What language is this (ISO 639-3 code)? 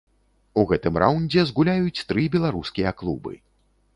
bel